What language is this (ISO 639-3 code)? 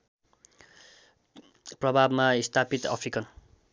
nep